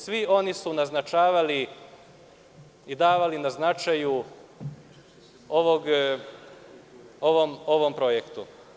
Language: Serbian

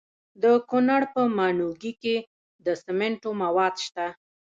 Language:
Pashto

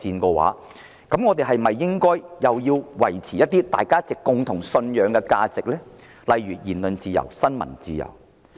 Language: Cantonese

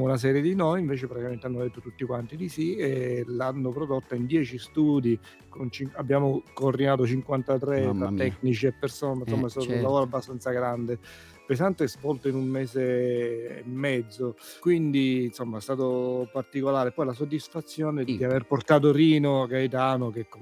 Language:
Italian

